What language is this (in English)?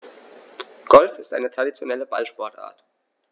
German